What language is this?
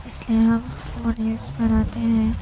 Urdu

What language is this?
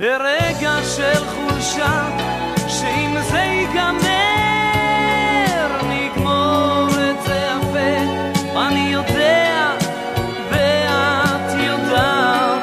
Hebrew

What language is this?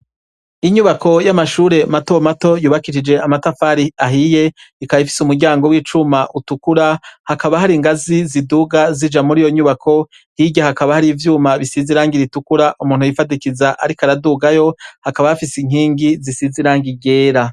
Rundi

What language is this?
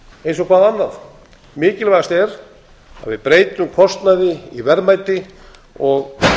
Icelandic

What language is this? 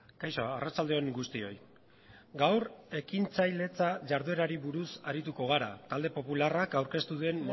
Basque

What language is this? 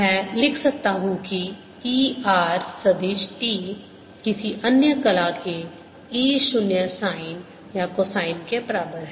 Hindi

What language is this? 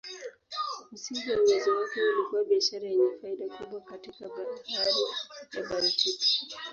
Swahili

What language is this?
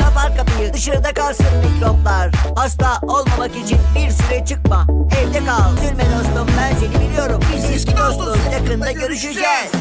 Turkish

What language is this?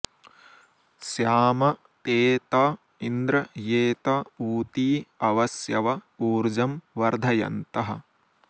Sanskrit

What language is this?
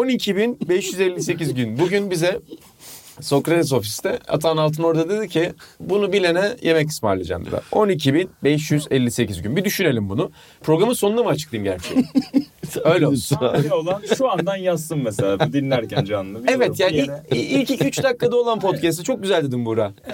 Turkish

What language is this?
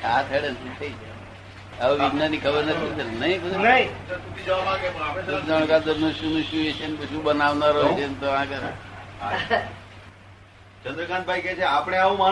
Gujarati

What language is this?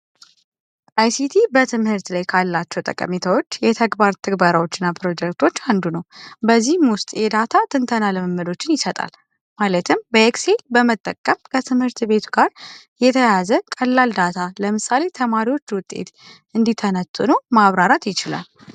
Amharic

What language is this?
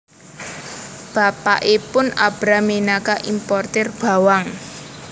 Javanese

